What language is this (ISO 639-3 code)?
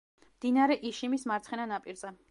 kat